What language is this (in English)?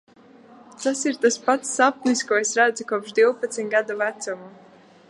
Latvian